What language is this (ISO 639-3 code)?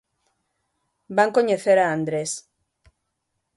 glg